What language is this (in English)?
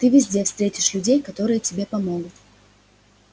Russian